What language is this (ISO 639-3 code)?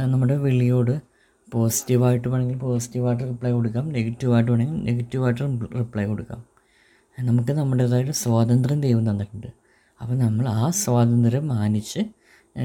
mal